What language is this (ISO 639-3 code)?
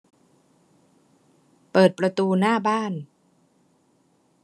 tha